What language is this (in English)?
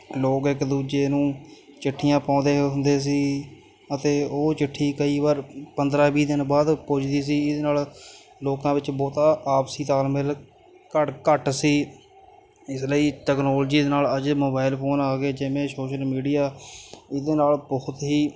Punjabi